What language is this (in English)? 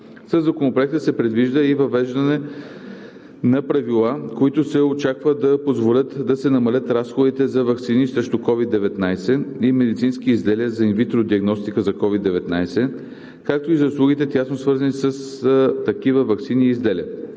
Bulgarian